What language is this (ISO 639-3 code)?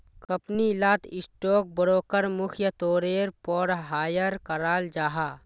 mag